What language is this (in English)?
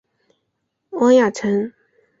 Chinese